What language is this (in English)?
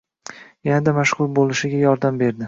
Uzbek